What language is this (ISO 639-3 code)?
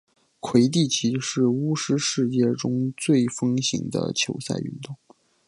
zho